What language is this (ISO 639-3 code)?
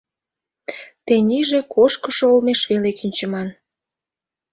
chm